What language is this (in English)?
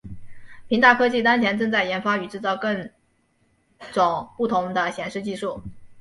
Chinese